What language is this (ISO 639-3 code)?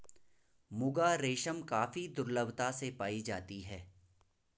hin